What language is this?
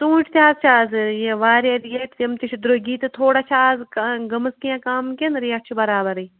Kashmiri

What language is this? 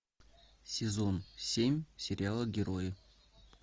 Russian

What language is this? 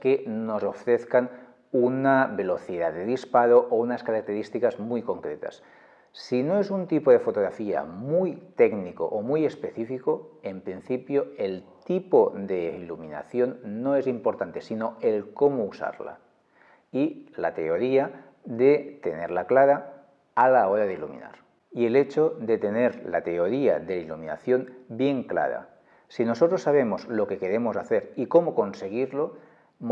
Spanish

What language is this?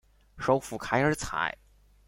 Chinese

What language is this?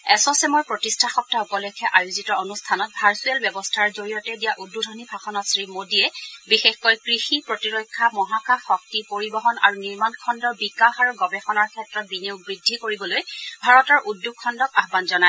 Assamese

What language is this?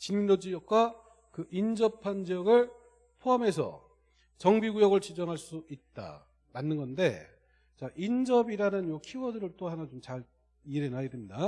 Korean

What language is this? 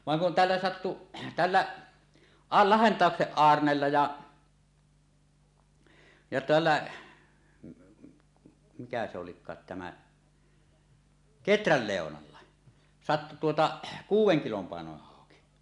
Finnish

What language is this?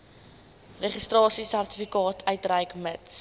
Afrikaans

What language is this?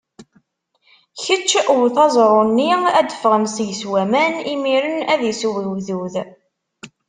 Kabyle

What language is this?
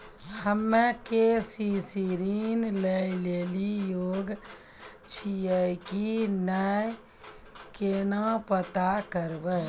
Maithili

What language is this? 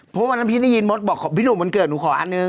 Thai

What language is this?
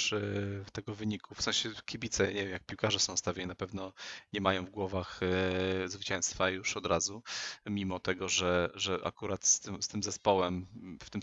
Polish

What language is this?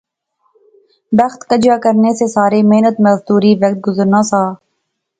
Pahari-Potwari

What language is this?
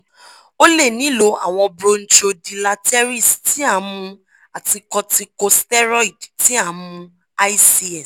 Yoruba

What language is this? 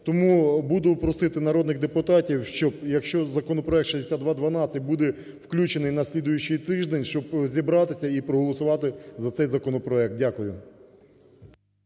Ukrainian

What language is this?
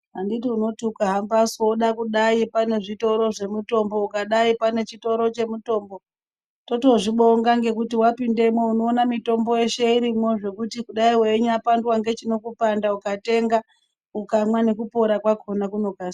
Ndau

